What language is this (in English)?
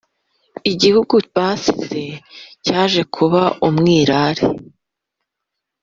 Kinyarwanda